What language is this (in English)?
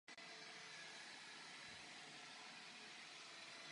Czech